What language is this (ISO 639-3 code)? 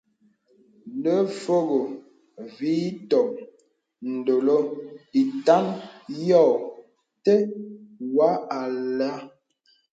beb